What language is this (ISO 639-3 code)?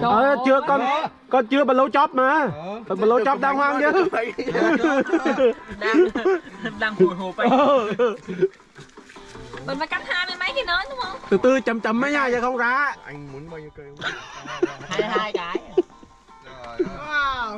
vie